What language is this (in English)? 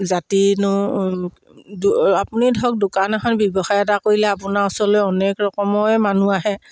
Assamese